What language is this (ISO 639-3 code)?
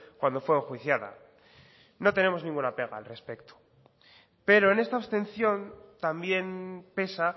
spa